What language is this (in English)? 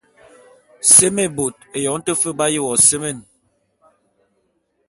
Bulu